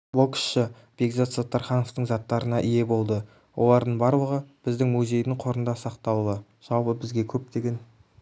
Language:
Kazakh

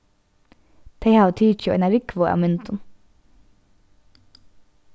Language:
Faroese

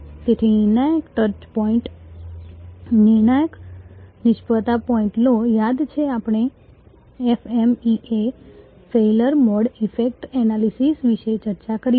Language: Gujarati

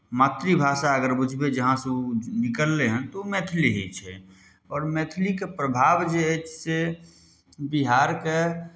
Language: Maithili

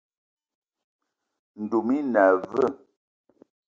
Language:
Eton (Cameroon)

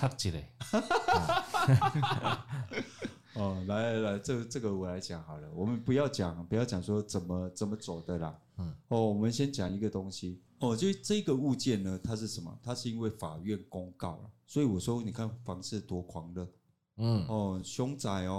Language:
Chinese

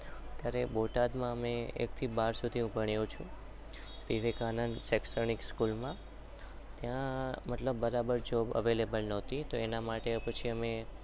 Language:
Gujarati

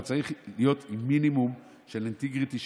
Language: Hebrew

